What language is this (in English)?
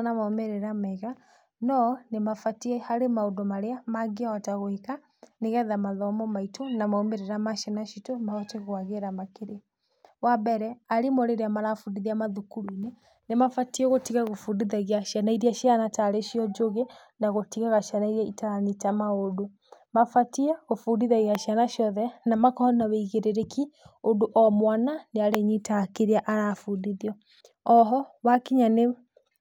Kikuyu